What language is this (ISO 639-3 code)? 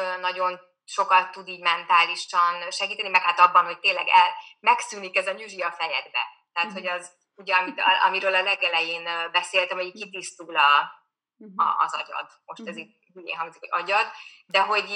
hun